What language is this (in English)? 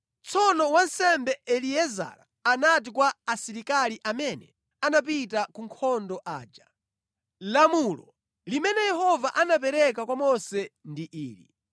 Nyanja